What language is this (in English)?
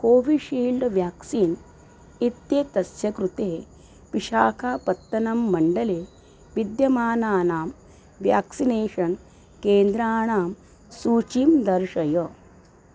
Sanskrit